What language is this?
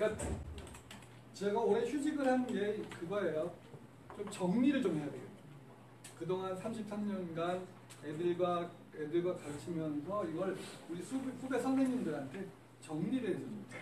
Korean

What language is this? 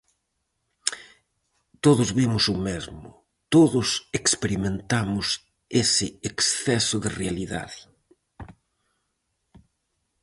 Galician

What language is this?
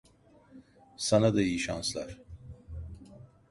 Turkish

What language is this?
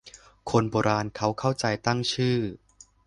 Thai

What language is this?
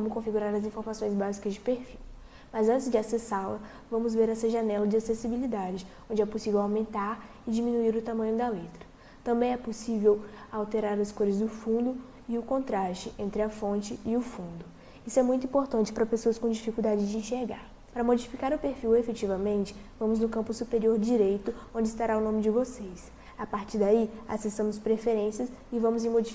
Portuguese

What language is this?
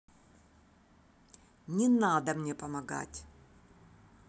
Russian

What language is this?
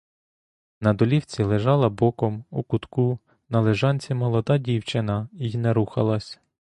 Ukrainian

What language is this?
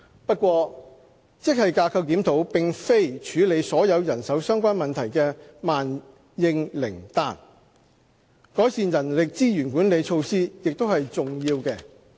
Cantonese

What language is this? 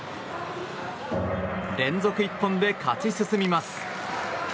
Japanese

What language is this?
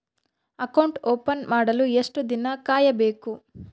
Kannada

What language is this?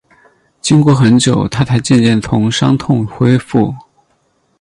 Chinese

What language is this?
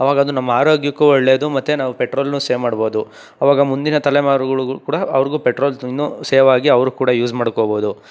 Kannada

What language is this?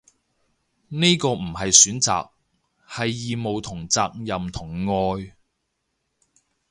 Cantonese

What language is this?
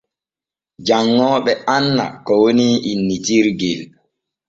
Borgu Fulfulde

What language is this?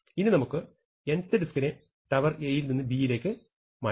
Malayalam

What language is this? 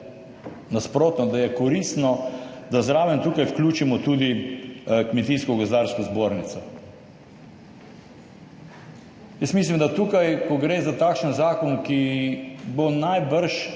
Slovenian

